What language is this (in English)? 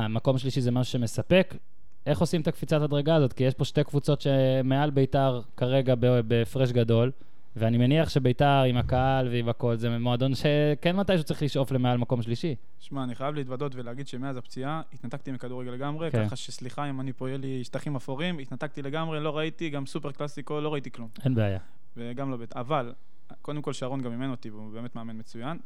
Hebrew